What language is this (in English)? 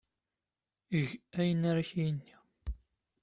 Kabyle